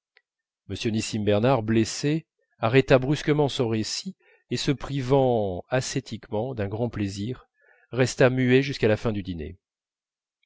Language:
French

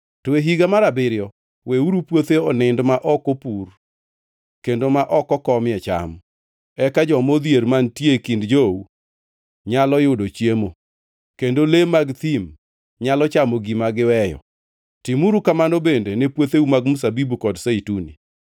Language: Luo (Kenya and Tanzania)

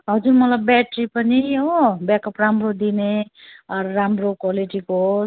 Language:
Nepali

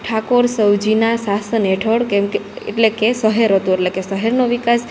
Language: Gujarati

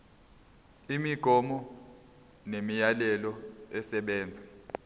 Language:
Zulu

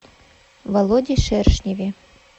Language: Russian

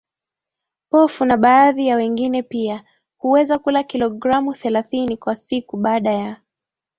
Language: Swahili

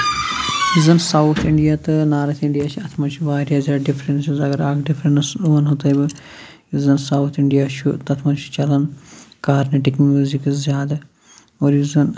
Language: Kashmiri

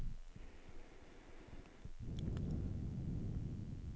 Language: Swedish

